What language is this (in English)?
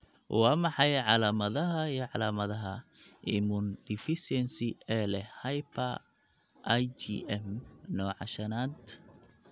Somali